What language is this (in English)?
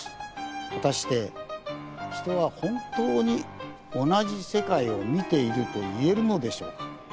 Japanese